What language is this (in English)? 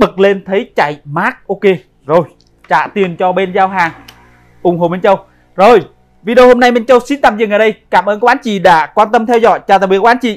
Vietnamese